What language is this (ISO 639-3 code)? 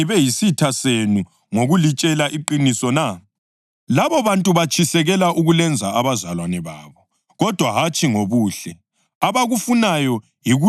nde